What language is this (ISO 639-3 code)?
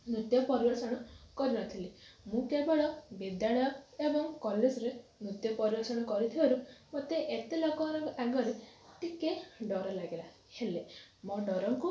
ori